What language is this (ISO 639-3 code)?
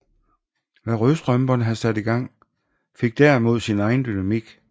dan